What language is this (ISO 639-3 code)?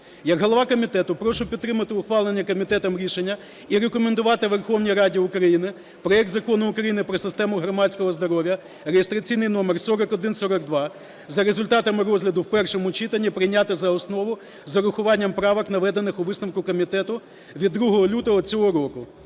ukr